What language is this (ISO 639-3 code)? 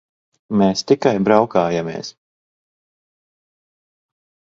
lav